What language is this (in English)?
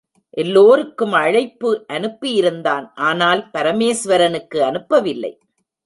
Tamil